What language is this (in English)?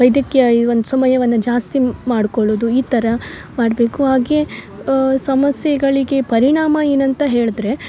Kannada